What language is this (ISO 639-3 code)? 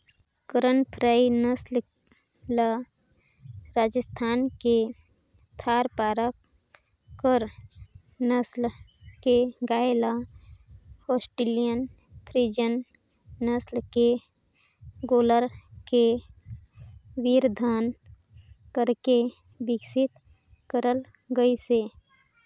hne